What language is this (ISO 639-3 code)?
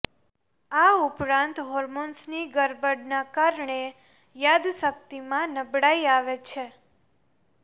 guj